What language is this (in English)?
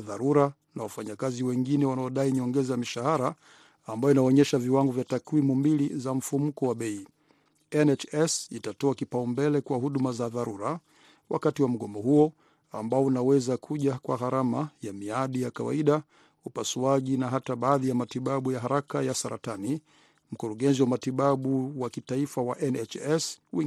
Swahili